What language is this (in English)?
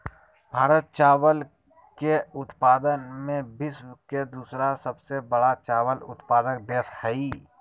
Magahi